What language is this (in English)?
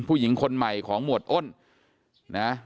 Thai